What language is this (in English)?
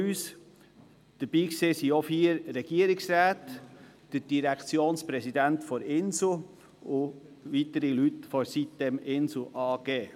Swiss German